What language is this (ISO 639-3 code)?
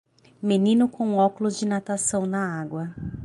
por